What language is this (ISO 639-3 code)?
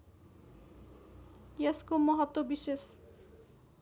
nep